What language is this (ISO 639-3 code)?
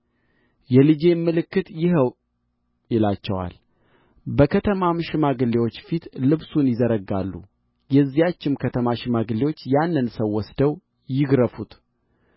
amh